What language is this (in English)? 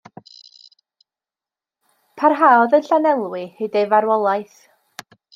Welsh